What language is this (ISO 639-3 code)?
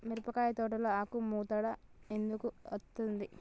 tel